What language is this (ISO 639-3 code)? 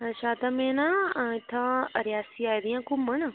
doi